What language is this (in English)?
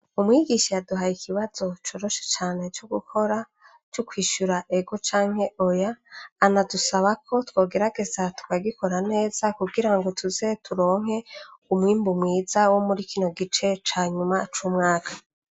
Rundi